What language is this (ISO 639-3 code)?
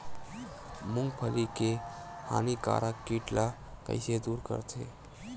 hne